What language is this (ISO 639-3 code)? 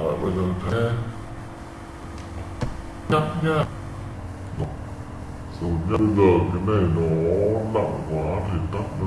vie